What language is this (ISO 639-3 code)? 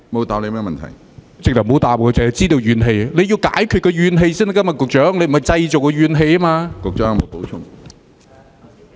yue